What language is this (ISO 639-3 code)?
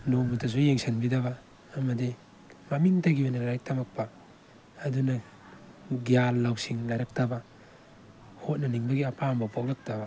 mni